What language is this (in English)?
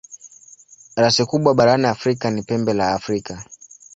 Swahili